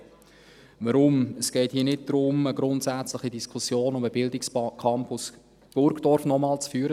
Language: Swiss German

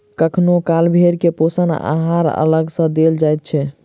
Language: Maithili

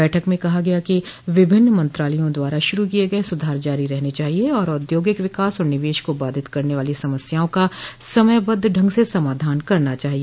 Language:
Hindi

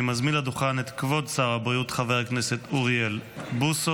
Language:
Hebrew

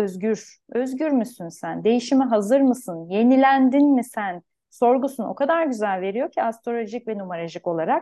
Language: Turkish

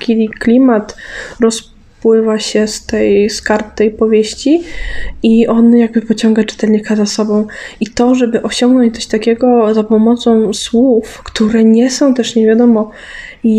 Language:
Polish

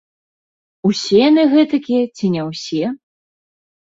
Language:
Belarusian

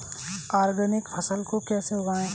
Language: Hindi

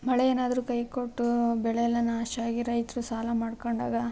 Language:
Kannada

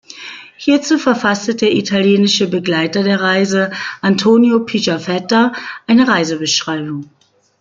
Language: German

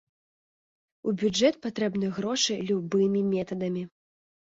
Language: Belarusian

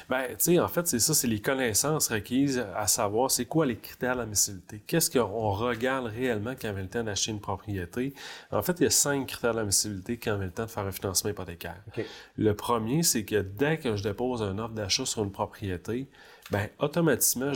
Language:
French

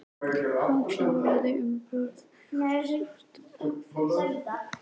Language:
Icelandic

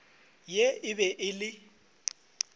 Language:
Northern Sotho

